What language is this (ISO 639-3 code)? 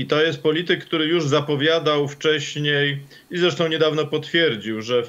pol